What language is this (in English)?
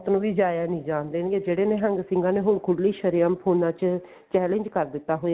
Punjabi